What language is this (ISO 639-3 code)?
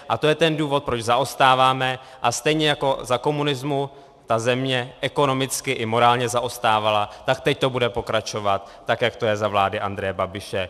ces